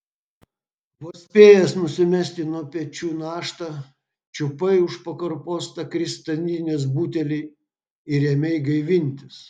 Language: Lithuanian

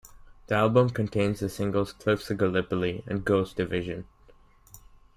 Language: English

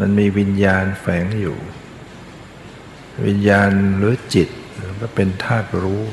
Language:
Thai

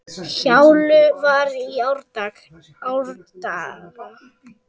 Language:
Icelandic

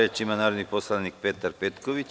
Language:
Serbian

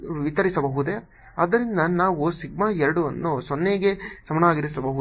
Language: Kannada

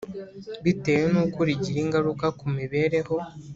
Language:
Kinyarwanda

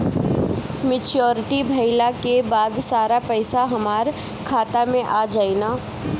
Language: Bhojpuri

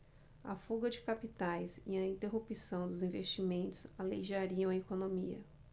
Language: Portuguese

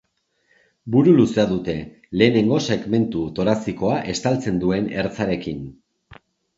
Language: Basque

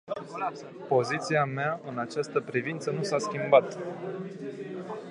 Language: Romanian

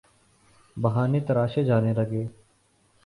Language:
Urdu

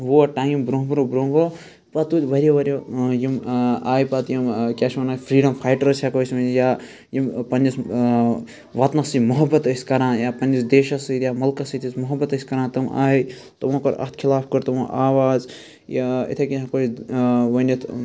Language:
Kashmiri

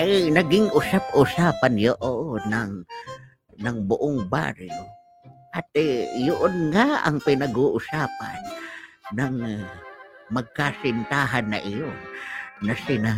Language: Filipino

